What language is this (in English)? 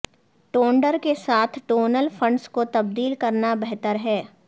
Urdu